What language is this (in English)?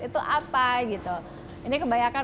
Indonesian